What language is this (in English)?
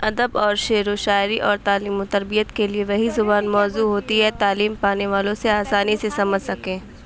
Urdu